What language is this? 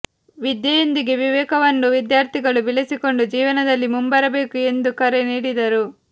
Kannada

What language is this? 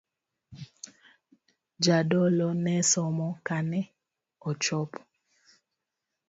Luo (Kenya and Tanzania)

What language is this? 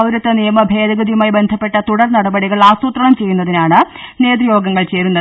Malayalam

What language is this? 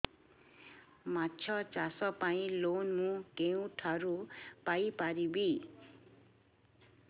Odia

